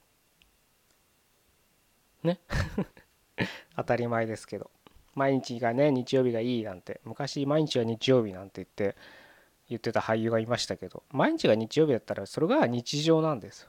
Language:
Japanese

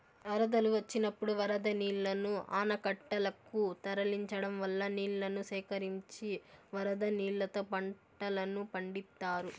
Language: Telugu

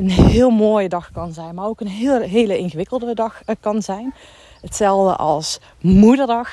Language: Dutch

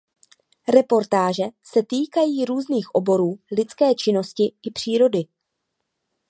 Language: Czech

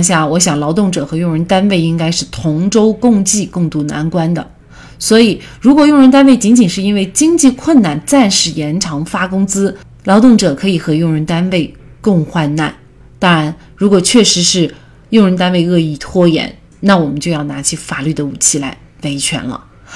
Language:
Chinese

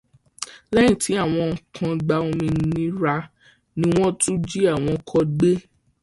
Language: Yoruba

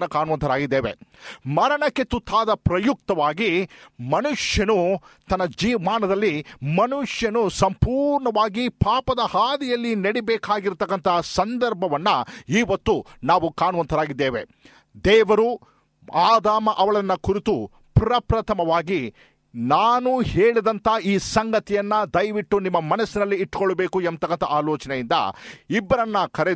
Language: Kannada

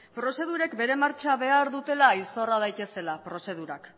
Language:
Basque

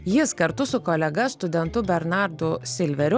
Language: Lithuanian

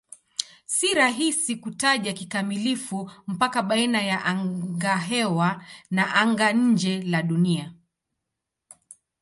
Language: Swahili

